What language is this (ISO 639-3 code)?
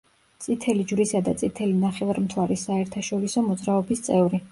kat